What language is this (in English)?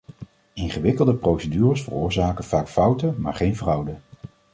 Dutch